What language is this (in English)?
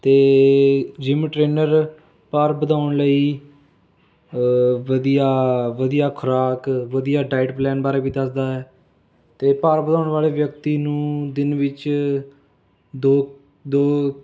Punjabi